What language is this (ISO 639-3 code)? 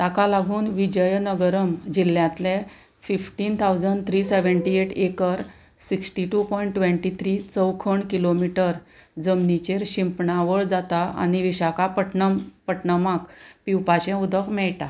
kok